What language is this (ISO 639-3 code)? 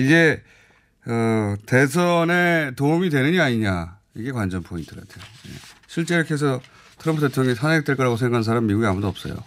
kor